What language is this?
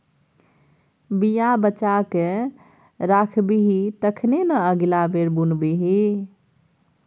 Maithili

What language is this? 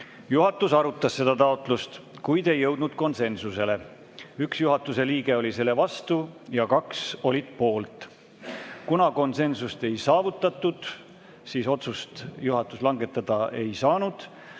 Estonian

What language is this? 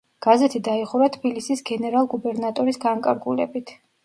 Georgian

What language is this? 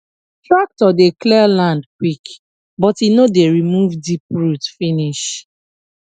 Nigerian Pidgin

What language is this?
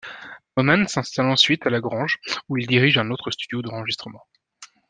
French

